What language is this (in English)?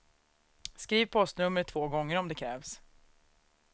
Swedish